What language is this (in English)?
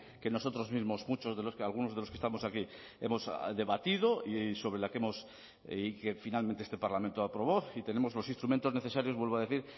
Spanish